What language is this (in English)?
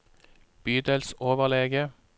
Norwegian